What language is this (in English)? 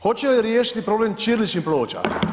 Croatian